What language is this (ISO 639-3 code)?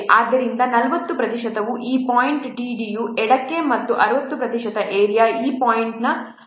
kan